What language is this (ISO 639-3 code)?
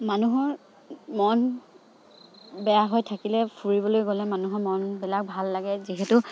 asm